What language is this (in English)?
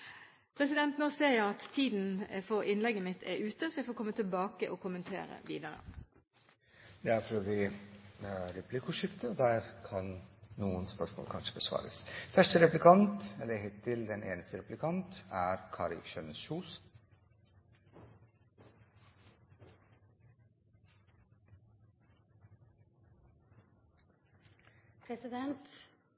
Norwegian Bokmål